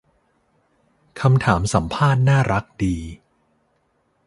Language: Thai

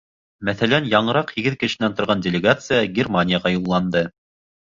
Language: Bashkir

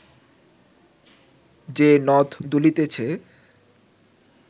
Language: Bangla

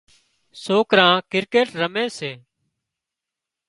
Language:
Wadiyara Koli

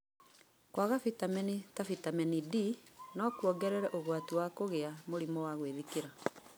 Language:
Kikuyu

